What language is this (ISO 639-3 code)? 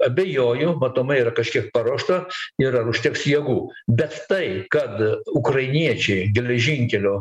lit